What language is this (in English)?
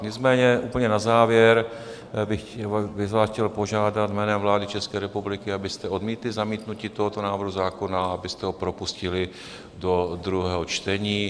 Czech